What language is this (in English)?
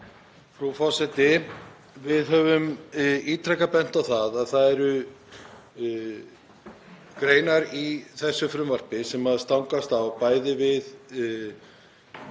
Icelandic